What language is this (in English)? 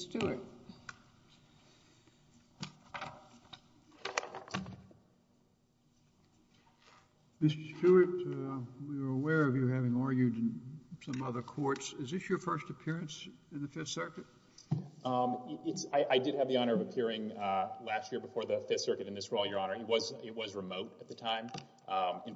English